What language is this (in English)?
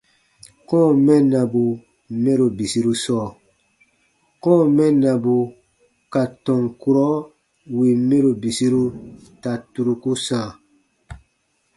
Baatonum